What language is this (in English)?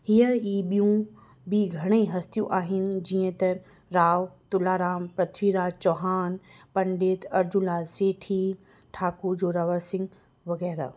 Sindhi